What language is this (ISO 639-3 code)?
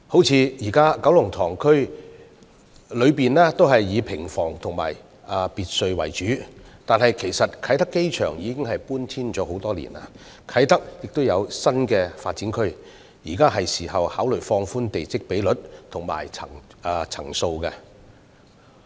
yue